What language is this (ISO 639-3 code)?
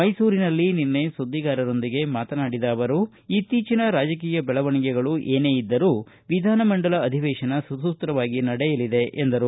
kan